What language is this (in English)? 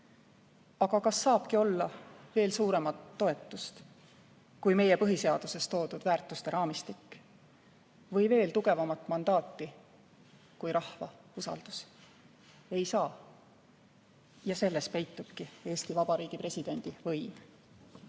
Estonian